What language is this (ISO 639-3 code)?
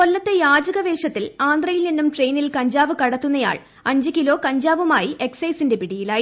mal